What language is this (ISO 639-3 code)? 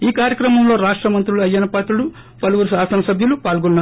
tel